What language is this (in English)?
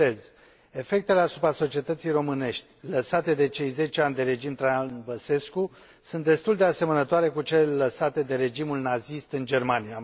Romanian